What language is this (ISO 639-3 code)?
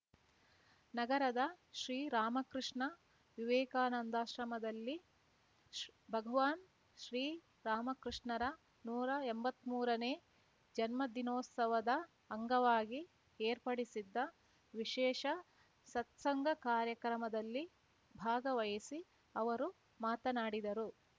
kan